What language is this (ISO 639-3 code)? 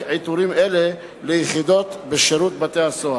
heb